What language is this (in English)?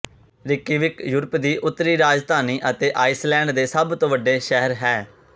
Punjabi